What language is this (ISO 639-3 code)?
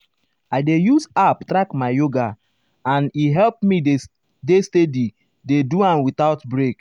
pcm